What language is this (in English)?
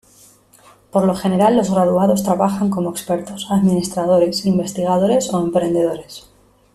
Spanish